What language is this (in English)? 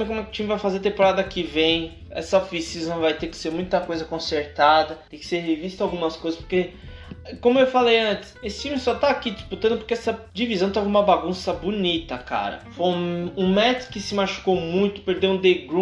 Portuguese